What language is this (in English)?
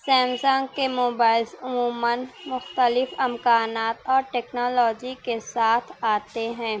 Urdu